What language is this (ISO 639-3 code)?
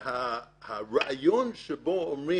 heb